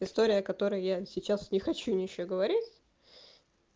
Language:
Russian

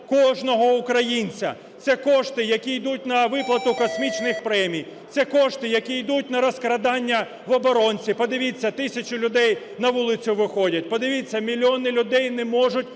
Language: Ukrainian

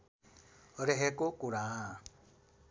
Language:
Nepali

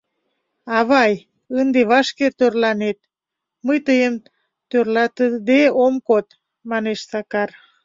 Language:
Mari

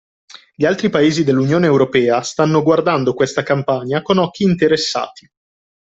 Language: Italian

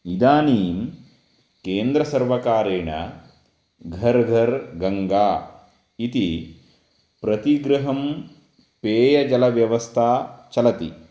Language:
Sanskrit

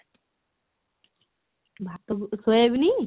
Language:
Odia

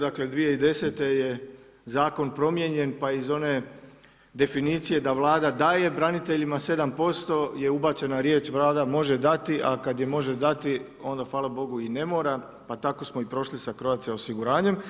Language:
Croatian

